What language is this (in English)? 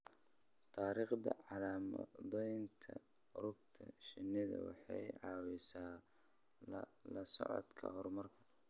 Somali